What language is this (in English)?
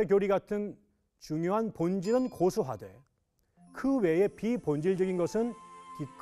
Korean